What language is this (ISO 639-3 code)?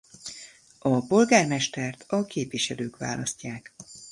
hun